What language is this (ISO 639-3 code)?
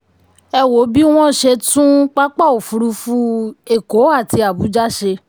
yor